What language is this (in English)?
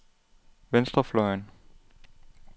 Danish